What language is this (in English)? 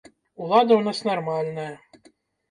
Belarusian